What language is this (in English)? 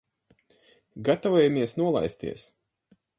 Latvian